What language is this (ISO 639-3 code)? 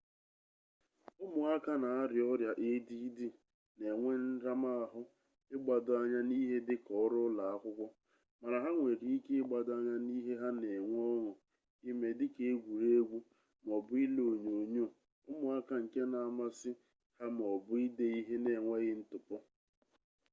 ibo